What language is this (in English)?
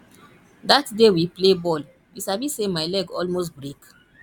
Nigerian Pidgin